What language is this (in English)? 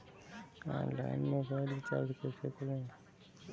Hindi